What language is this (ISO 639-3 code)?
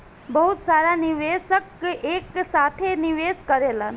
bho